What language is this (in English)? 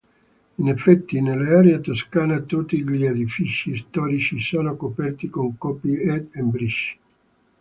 Italian